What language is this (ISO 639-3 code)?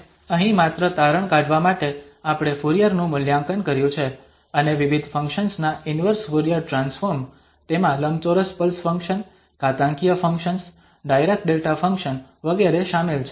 guj